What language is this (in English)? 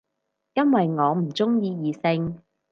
Cantonese